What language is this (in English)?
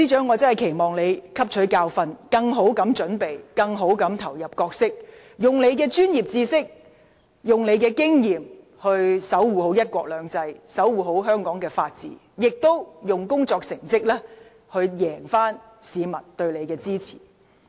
Cantonese